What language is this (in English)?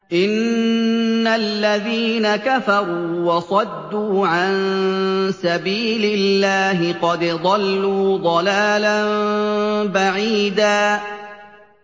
Arabic